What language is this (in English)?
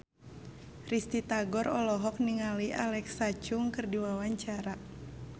Sundanese